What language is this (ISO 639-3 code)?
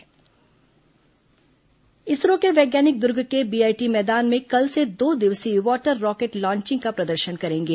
hin